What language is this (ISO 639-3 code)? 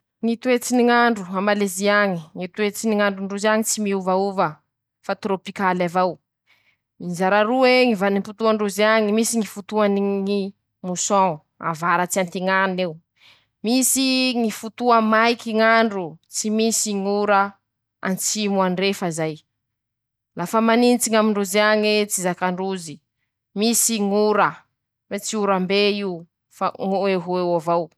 msh